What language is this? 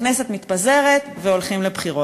Hebrew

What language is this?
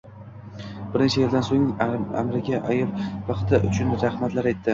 Uzbek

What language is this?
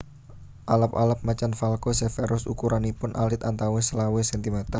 Javanese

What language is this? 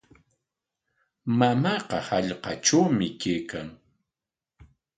Corongo Ancash Quechua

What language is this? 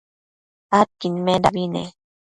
Matsés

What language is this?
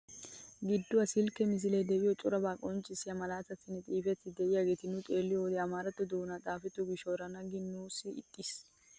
Wolaytta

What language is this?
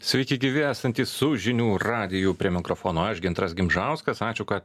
Lithuanian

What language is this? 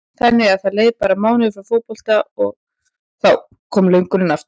Icelandic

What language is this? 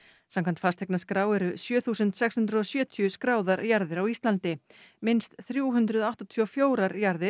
Icelandic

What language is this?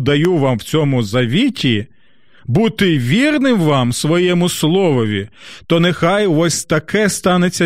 Ukrainian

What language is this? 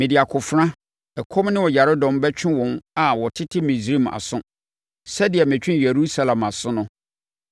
Akan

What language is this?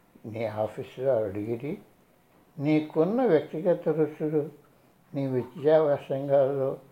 Telugu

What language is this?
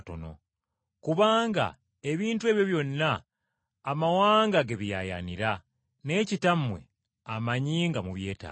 Ganda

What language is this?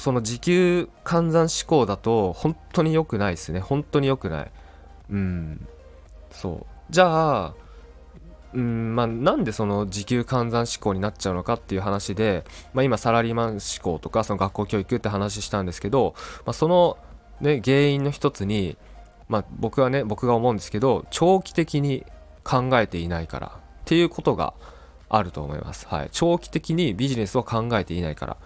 Japanese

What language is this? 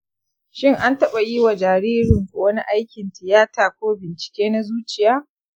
Hausa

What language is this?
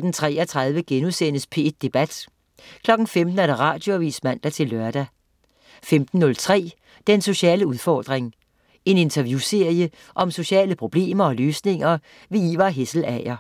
Danish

